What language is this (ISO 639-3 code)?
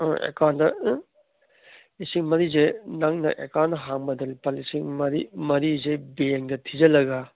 mni